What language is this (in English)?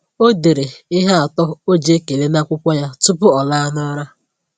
Igbo